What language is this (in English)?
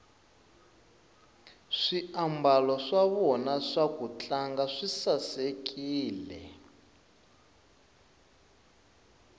Tsonga